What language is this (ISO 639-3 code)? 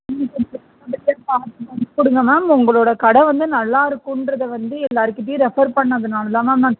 tam